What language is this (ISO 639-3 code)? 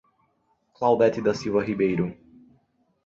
por